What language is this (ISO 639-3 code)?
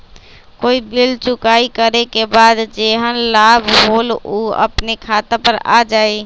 mag